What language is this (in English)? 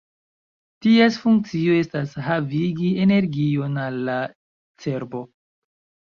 Esperanto